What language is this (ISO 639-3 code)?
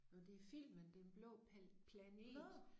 dan